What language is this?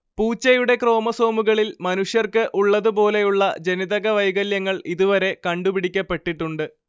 Malayalam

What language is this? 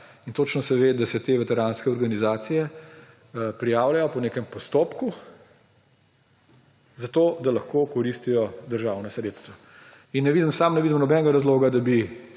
Slovenian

